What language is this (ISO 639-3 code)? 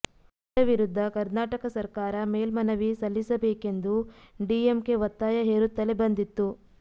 kan